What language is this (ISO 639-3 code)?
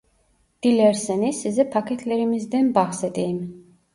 tur